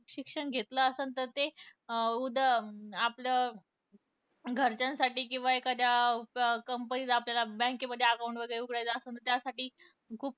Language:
Marathi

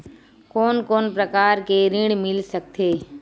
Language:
Chhattisgarhi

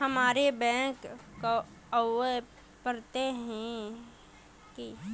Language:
Magahi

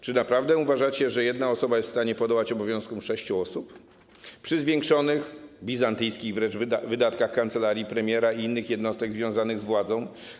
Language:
Polish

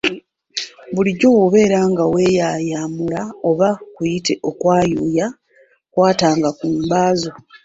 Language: Ganda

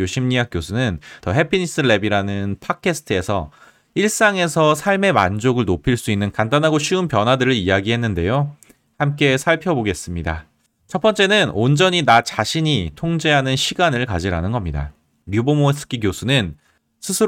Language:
Korean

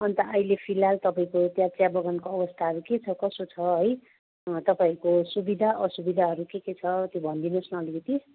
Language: Nepali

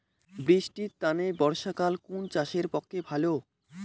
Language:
Bangla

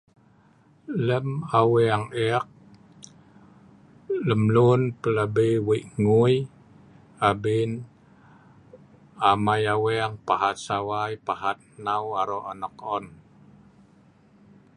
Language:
Sa'ban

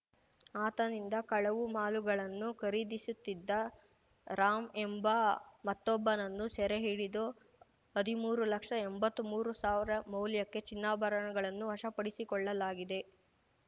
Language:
Kannada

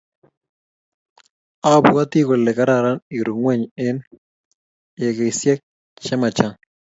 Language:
Kalenjin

